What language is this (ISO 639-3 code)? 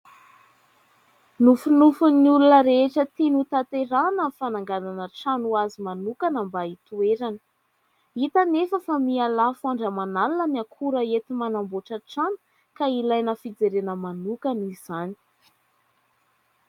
mlg